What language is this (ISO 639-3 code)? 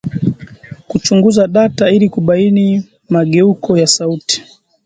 swa